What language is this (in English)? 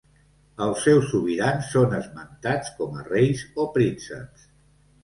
Catalan